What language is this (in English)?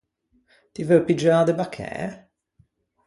Ligurian